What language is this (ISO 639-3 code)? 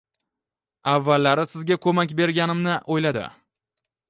uzb